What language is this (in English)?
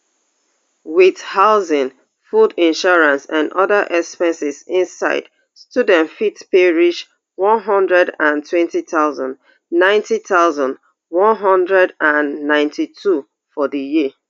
Nigerian Pidgin